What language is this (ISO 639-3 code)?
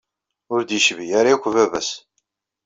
kab